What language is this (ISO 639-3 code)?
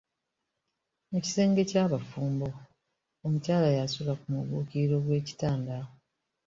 lug